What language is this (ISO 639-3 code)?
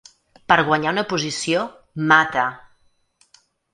cat